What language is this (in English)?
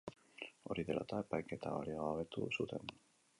Basque